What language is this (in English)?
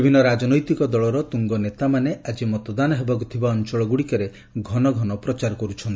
Odia